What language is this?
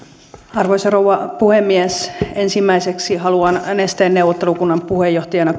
Finnish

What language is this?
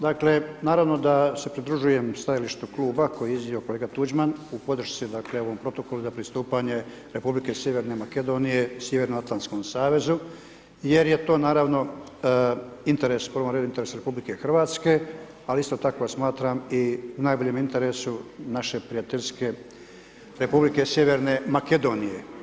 Croatian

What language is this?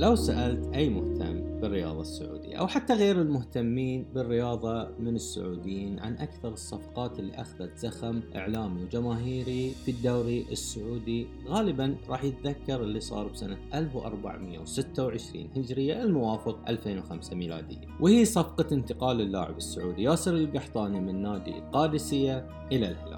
Arabic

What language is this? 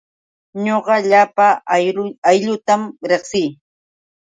Yauyos Quechua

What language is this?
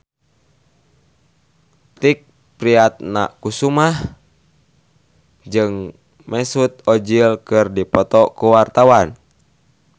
Sundanese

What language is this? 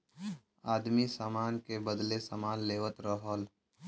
Bhojpuri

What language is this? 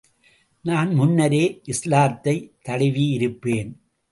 Tamil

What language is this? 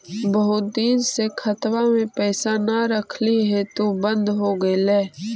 Magahi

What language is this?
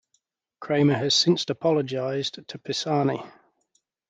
English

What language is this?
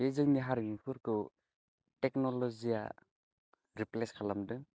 Bodo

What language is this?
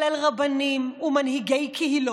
Hebrew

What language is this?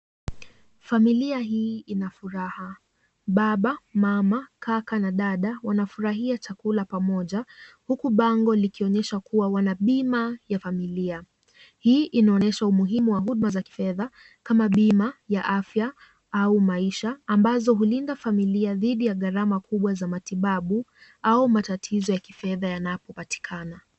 Swahili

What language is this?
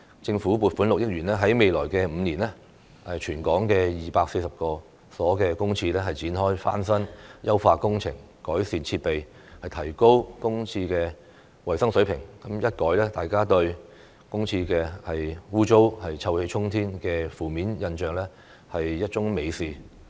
Cantonese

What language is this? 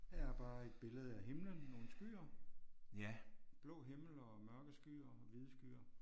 Danish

